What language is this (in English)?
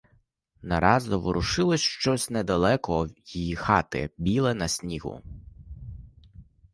Ukrainian